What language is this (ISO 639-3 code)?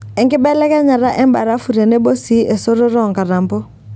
mas